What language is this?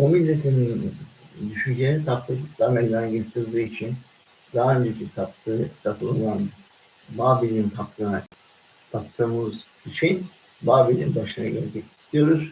Turkish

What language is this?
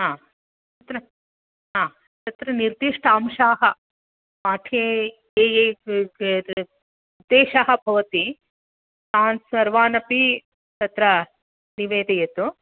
Sanskrit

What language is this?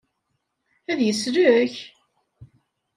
Kabyle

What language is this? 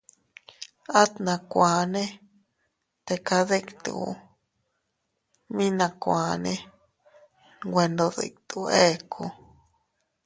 Teutila Cuicatec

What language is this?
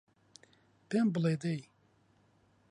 Central Kurdish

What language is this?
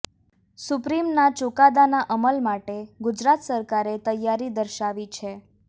Gujarati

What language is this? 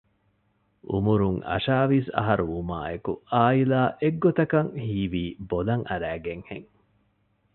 Divehi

